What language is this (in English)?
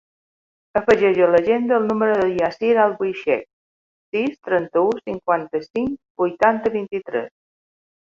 Catalan